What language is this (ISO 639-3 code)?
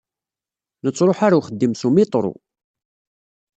kab